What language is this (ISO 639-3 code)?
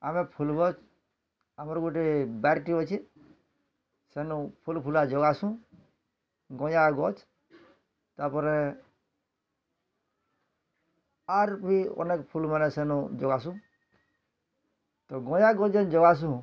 ori